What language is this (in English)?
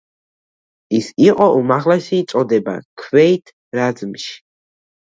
Georgian